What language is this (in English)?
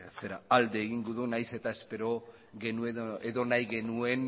Basque